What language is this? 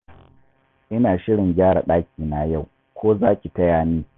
Hausa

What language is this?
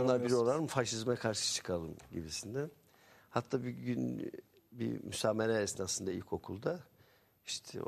Turkish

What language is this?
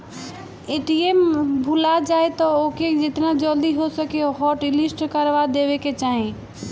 Bhojpuri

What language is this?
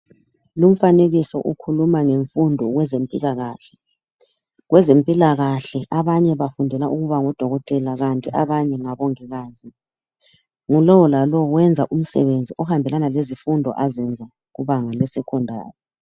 North Ndebele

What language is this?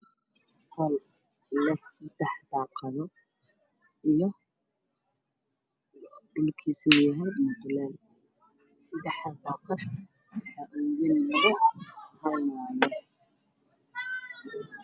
Somali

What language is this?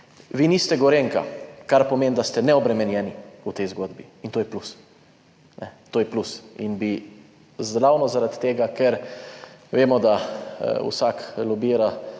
Slovenian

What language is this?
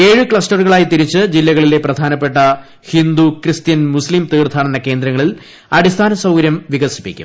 Malayalam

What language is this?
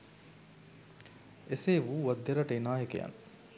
Sinhala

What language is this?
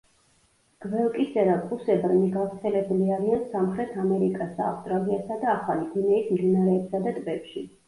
Georgian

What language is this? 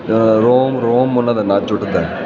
Punjabi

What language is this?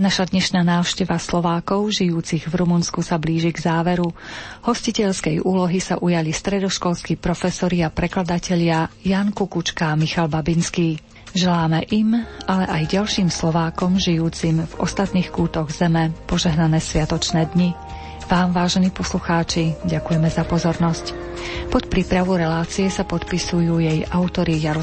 Slovak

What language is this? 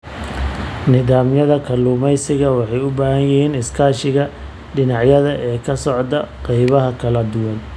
Somali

